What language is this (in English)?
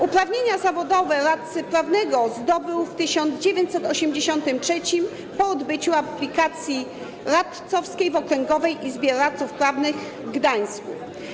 Polish